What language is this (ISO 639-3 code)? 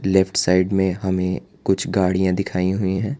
hin